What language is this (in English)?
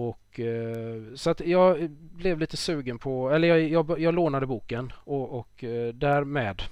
Swedish